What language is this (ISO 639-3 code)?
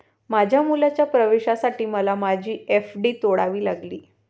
mar